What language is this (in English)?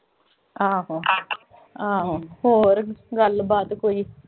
Punjabi